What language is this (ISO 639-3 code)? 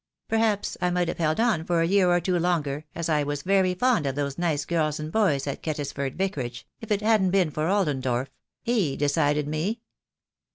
eng